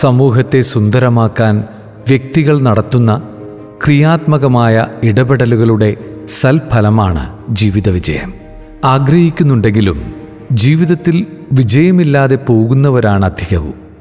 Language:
Malayalam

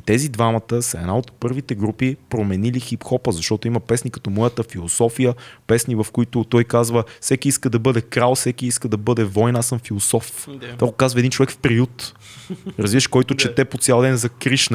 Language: Bulgarian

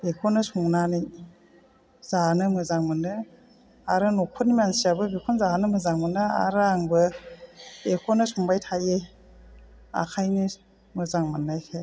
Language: Bodo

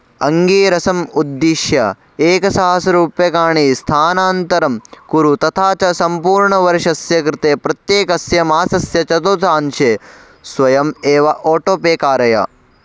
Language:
Sanskrit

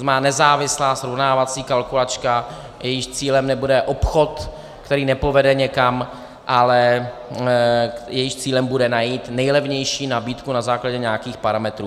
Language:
Czech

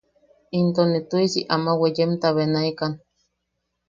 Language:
Yaqui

